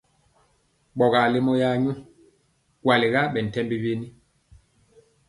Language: Mpiemo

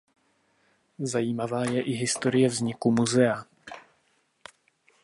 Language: Czech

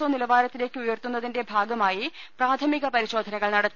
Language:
Malayalam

